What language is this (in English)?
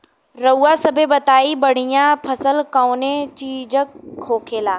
Bhojpuri